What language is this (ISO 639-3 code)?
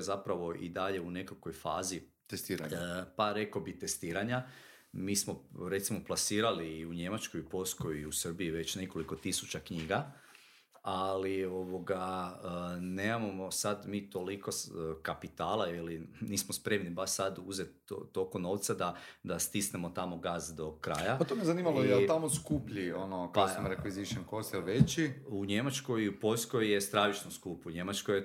hrv